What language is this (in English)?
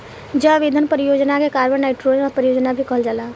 Bhojpuri